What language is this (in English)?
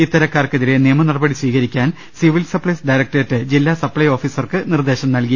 Malayalam